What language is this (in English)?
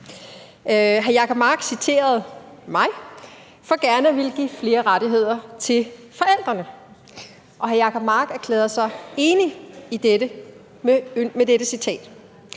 Danish